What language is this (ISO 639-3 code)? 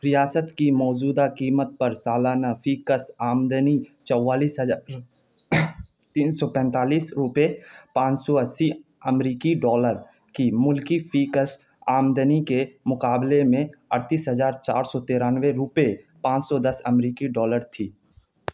urd